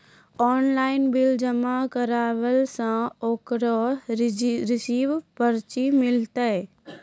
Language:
Maithili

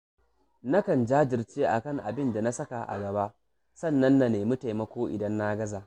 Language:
Hausa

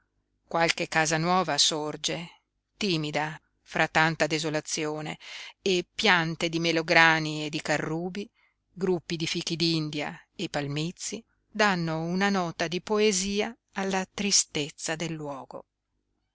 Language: Italian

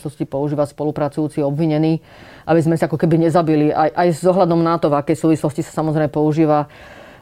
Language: Slovak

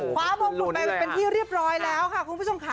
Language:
Thai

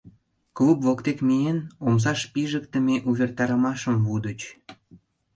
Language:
Mari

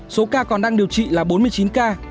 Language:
Vietnamese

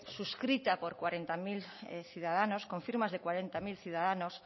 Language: Spanish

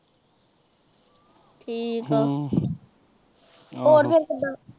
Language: Punjabi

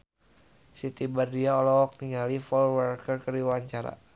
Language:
Sundanese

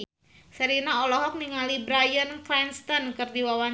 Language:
Sundanese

